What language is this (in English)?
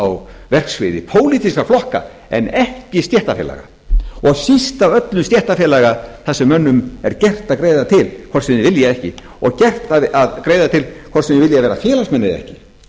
Icelandic